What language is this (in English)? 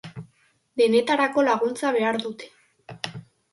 Basque